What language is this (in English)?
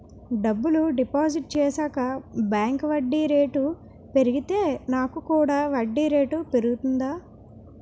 Telugu